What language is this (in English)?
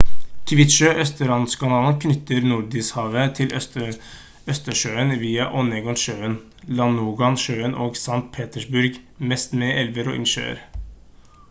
Norwegian Bokmål